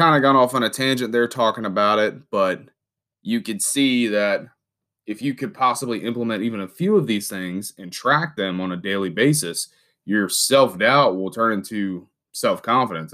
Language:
English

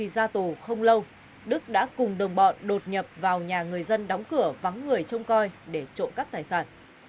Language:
Vietnamese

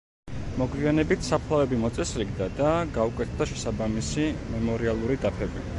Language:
Georgian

